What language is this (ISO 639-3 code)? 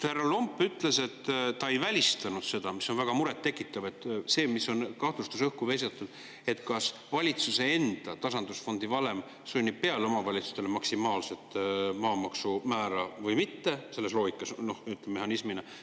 est